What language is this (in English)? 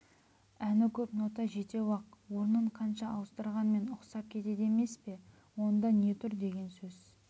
Kazakh